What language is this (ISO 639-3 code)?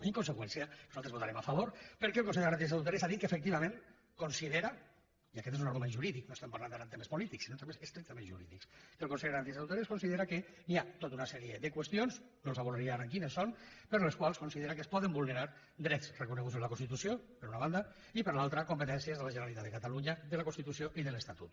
cat